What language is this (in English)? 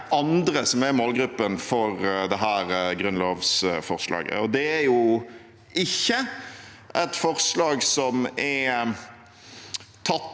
Norwegian